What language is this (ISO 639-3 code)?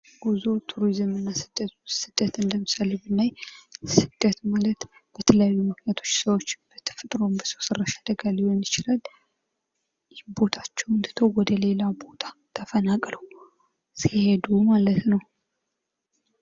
amh